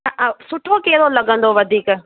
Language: Sindhi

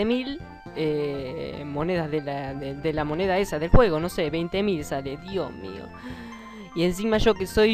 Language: Spanish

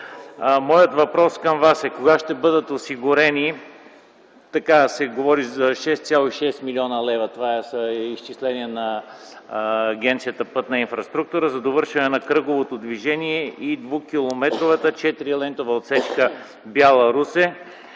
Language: Bulgarian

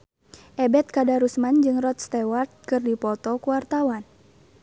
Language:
Sundanese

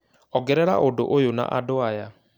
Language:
Kikuyu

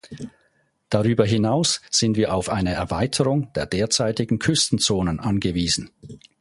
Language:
German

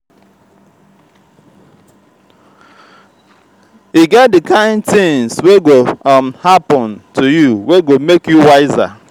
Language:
Nigerian Pidgin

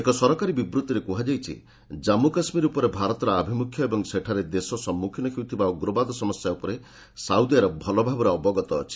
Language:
Odia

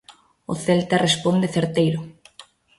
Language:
Galician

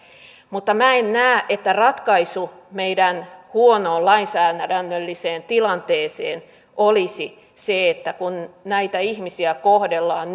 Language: Finnish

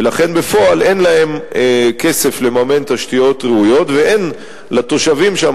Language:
Hebrew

